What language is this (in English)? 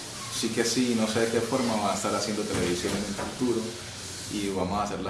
Spanish